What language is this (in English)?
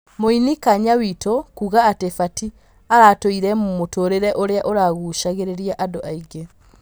Kikuyu